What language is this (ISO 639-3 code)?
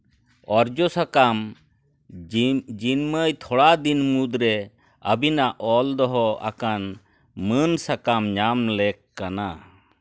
sat